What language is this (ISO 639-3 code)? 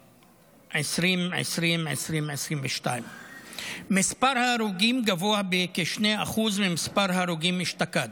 heb